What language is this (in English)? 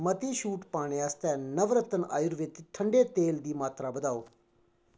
Dogri